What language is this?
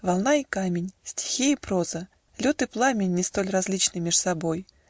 Russian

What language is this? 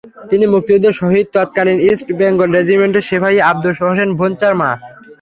Bangla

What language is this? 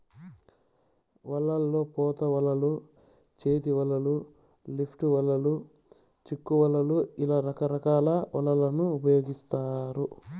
Telugu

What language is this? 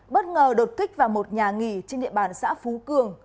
Vietnamese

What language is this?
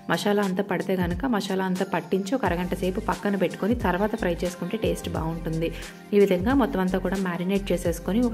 Telugu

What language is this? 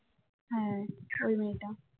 Bangla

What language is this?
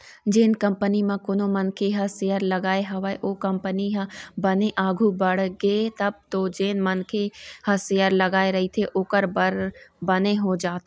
Chhattisgarhi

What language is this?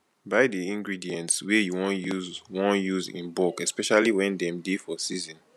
Nigerian Pidgin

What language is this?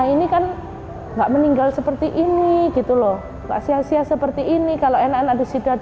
Indonesian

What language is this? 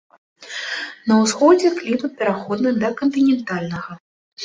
Belarusian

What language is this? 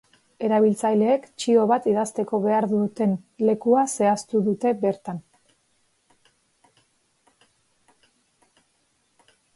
Basque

